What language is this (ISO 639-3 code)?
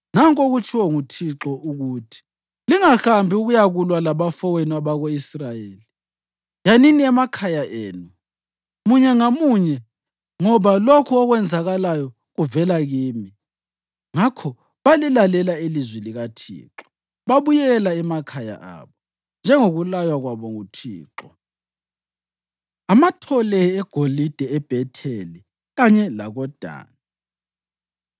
nde